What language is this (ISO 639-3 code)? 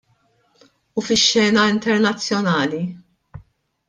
mlt